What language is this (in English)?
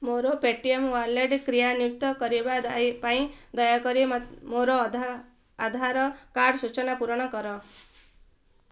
Odia